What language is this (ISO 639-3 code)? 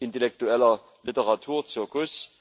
deu